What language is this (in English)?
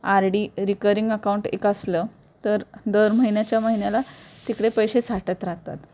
Marathi